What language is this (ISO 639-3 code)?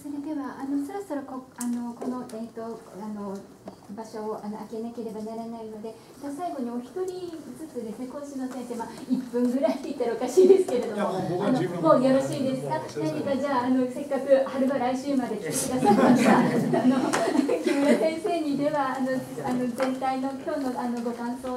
jpn